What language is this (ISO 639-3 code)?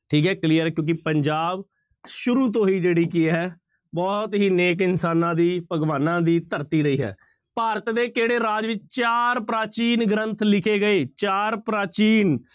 pan